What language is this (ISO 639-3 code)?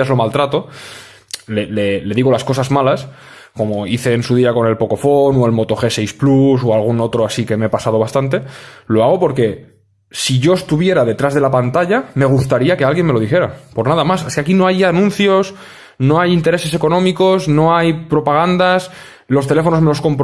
spa